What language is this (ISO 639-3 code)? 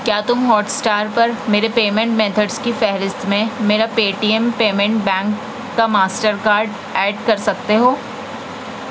urd